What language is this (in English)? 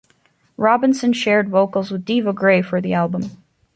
English